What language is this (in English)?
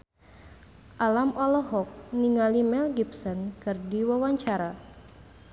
Sundanese